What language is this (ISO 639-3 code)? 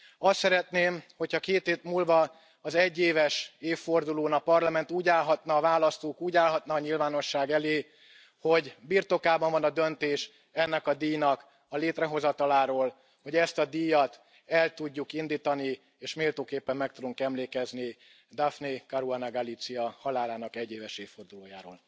hun